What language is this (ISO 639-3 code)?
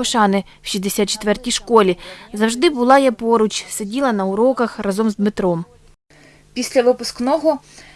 ukr